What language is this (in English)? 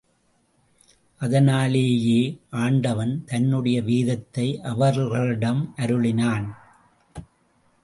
Tamil